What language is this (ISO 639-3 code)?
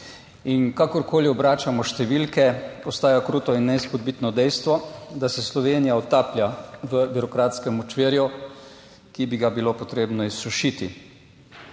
slv